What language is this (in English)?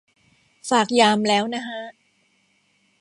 Thai